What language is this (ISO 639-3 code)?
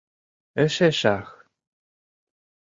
chm